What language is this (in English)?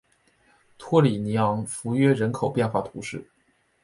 Chinese